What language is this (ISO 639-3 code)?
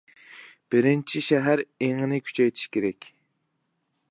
uig